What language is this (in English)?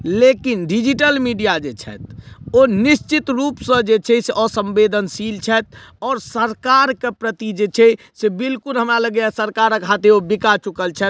Maithili